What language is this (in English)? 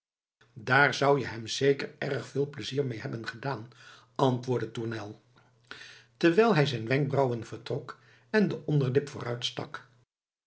Dutch